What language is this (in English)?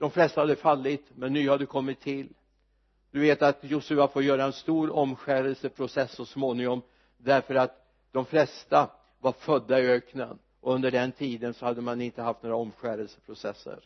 Swedish